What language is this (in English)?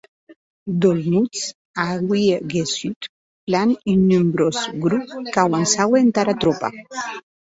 Occitan